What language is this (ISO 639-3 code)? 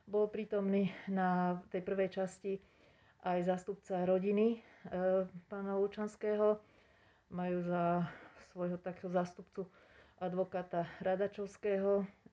slk